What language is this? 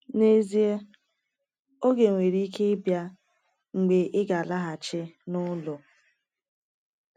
Igbo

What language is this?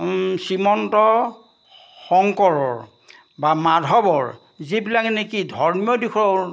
Assamese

